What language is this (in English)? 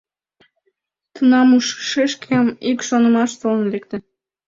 Mari